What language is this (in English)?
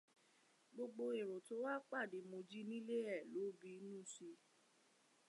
Yoruba